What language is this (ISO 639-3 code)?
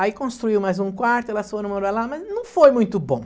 por